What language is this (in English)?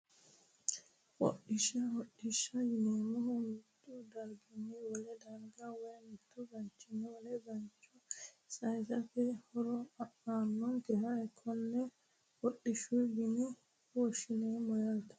Sidamo